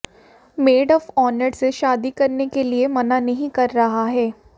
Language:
Hindi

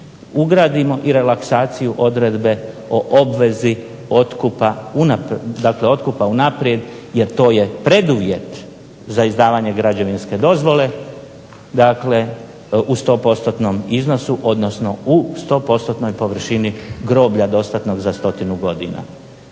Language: Croatian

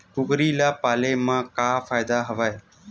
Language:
Chhattisgarhi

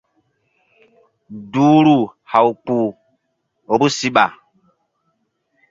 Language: Mbum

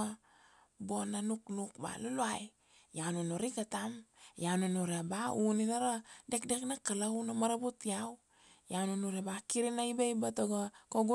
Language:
Kuanua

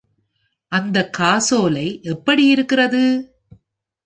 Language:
Tamil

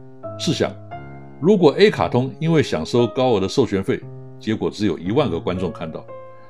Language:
Chinese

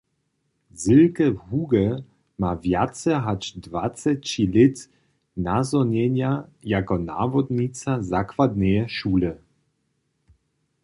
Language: Upper Sorbian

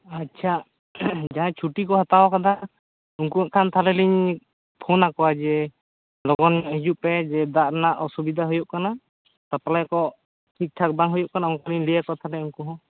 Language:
Santali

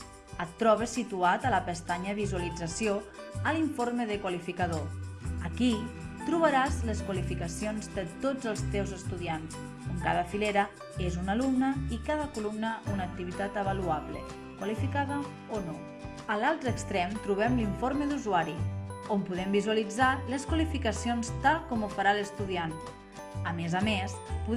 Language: Catalan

